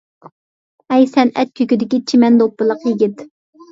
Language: Uyghur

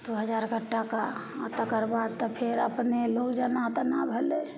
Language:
Maithili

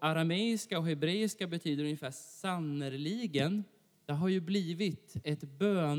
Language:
Swedish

